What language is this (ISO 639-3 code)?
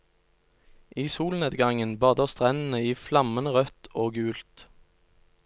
nor